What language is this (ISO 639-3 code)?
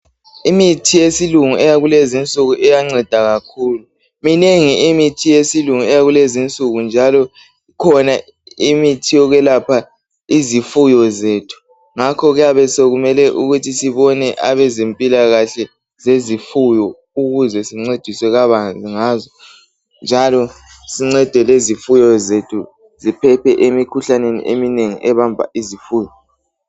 nde